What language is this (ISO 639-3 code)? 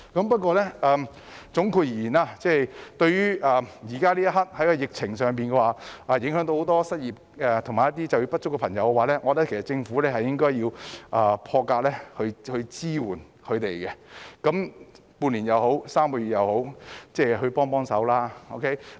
yue